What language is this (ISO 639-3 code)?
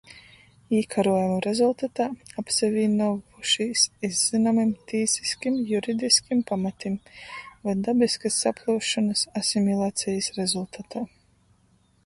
ltg